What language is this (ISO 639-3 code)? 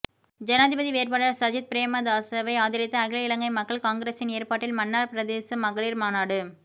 tam